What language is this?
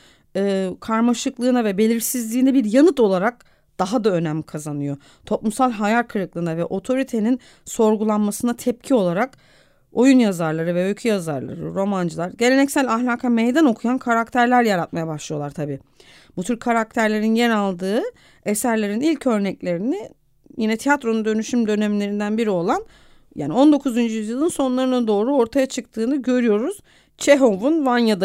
Turkish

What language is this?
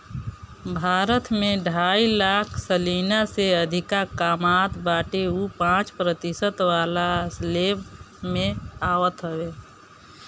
Bhojpuri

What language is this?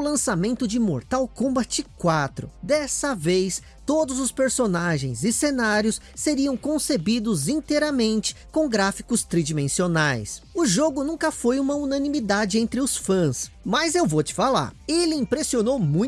Portuguese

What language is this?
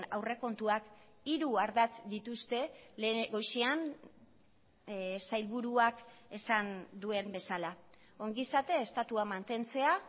Basque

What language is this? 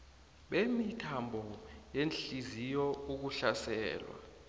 South Ndebele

